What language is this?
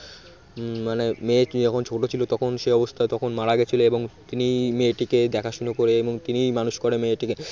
Bangla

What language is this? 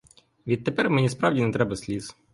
Ukrainian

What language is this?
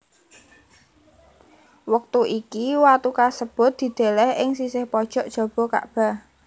Javanese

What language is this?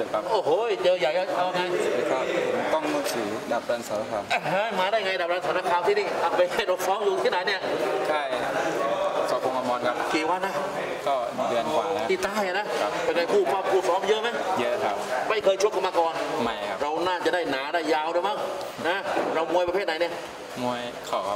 Thai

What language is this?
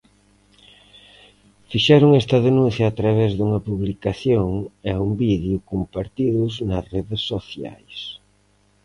Galician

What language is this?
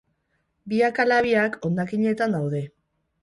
Basque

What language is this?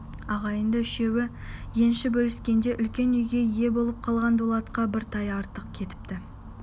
Kazakh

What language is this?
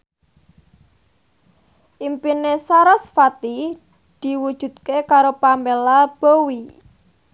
Javanese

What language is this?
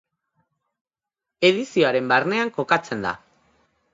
Basque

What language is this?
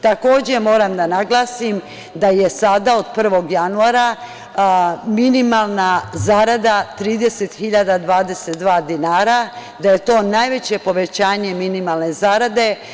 Serbian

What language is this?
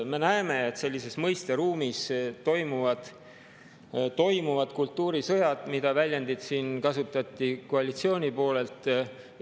Estonian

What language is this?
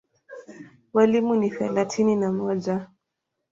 Swahili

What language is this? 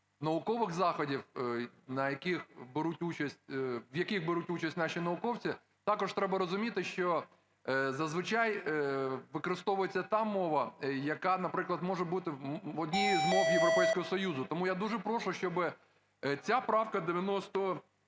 Ukrainian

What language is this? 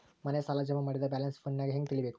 Kannada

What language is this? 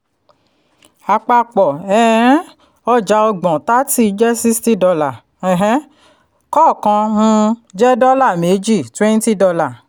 Yoruba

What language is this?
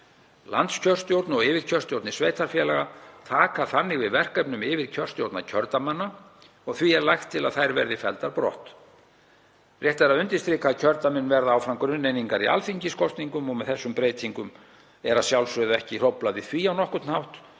Icelandic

